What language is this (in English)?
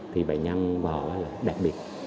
Vietnamese